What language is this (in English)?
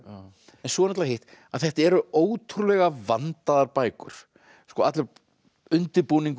Icelandic